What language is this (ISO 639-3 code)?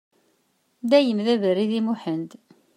kab